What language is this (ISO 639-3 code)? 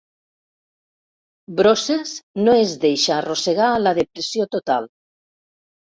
cat